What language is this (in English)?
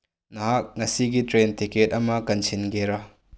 Manipuri